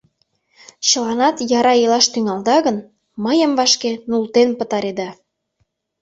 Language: Mari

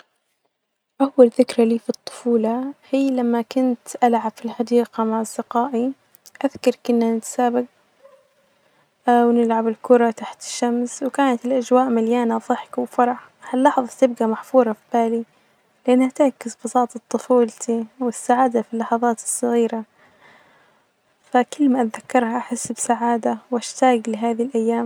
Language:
Najdi Arabic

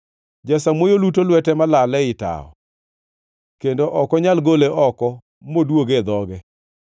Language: Luo (Kenya and Tanzania)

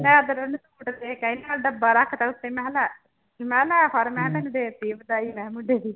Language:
Punjabi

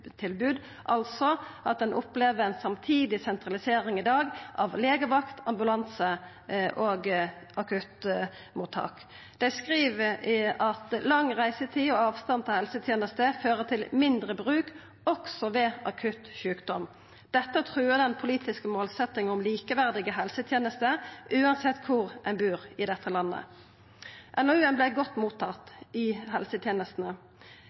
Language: Norwegian Nynorsk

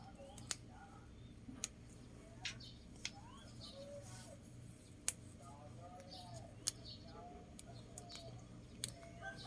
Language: Vietnamese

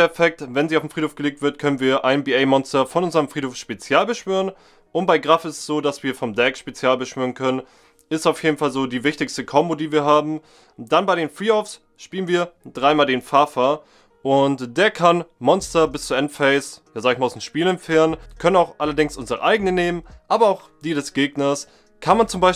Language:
German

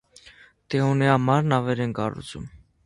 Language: Armenian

